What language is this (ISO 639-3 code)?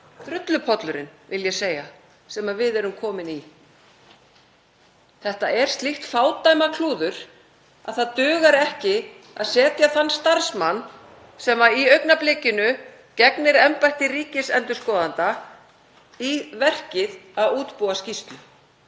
isl